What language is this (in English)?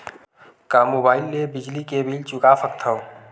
Chhattisgarhi